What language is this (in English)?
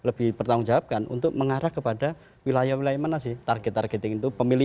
Indonesian